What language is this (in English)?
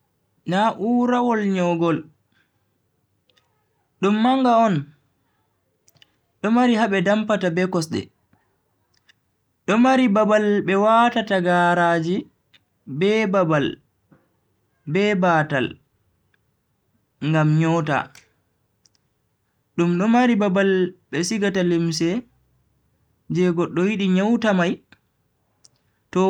Bagirmi Fulfulde